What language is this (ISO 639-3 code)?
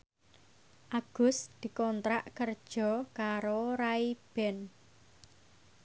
jav